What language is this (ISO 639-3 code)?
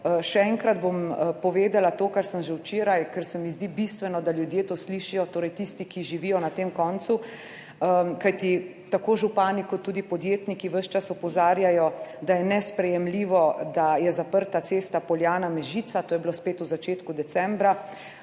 slv